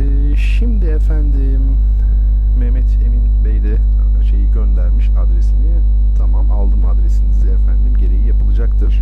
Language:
Turkish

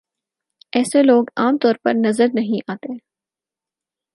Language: Urdu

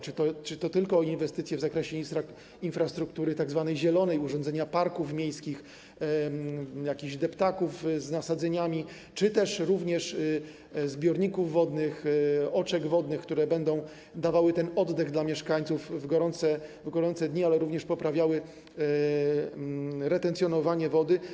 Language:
Polish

